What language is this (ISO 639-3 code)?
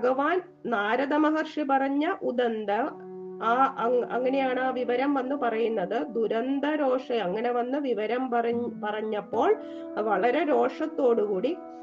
mal